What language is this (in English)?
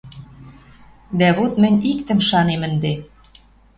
Western Mari